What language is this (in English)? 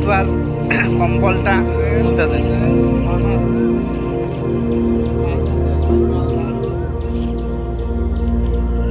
Bangla